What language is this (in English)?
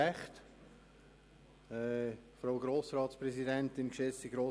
Swiss German